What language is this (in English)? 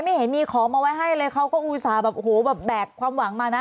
Thai